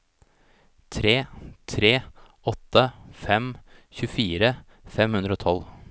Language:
Norwegian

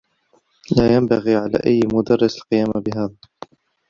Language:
Arabic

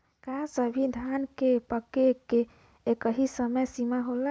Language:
Bhojpuri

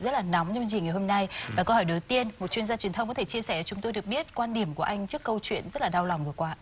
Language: Vietnamese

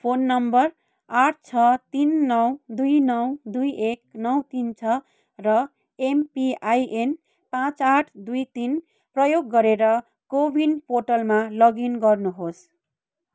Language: Nepali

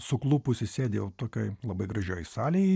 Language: Lithuanian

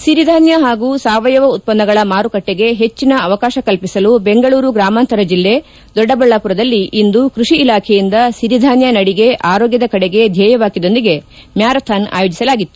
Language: Kannada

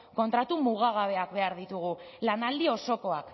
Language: Basque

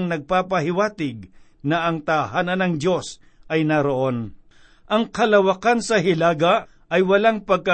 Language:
Filipino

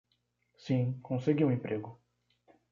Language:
Portuguese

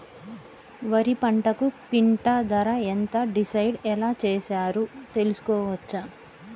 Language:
Telugu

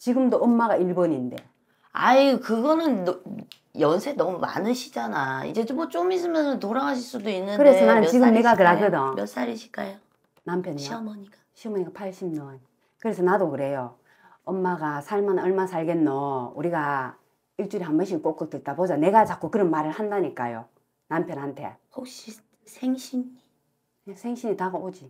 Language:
Korean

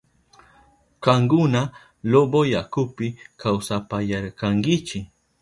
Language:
Southern Pastaza Quechua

